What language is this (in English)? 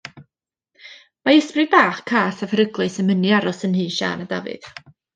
Welsh